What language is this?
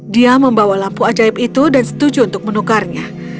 Indonesian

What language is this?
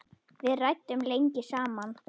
Icelandic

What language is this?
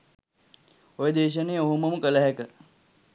Sinhala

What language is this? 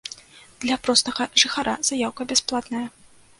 Belarusian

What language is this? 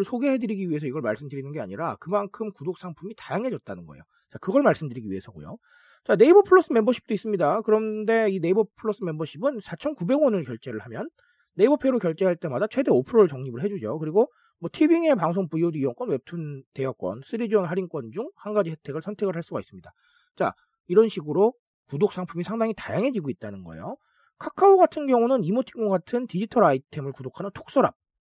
Korean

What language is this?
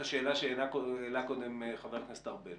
Hebrew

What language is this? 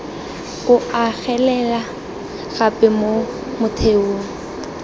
Tswana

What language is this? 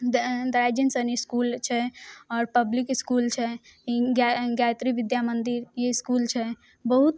Maithili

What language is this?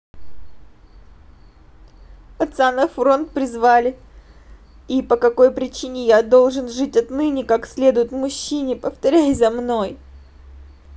Russian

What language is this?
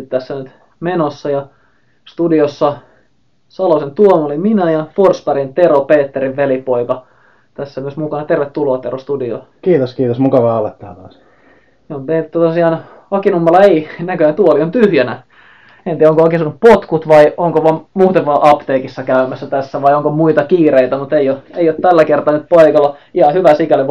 Finnish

